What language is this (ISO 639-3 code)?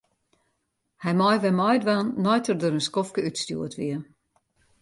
fry